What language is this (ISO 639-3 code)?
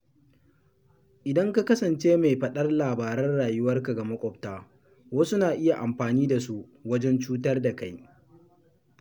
hau